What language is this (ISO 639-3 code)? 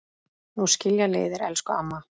isl